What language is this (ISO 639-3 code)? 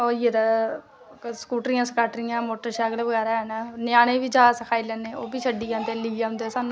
doi